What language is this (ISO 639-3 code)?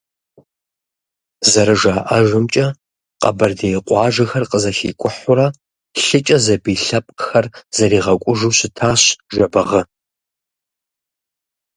kbd